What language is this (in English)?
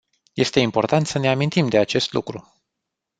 Romanian